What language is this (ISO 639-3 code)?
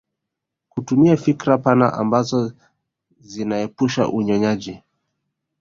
swa